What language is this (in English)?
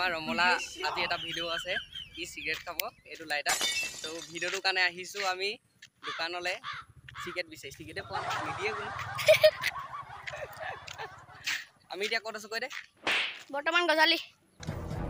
Indonesian